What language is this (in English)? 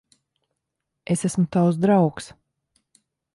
Latvian